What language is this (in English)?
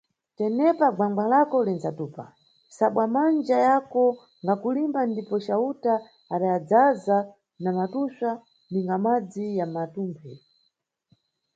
Nyungwe